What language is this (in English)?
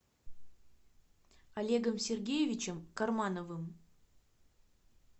Russian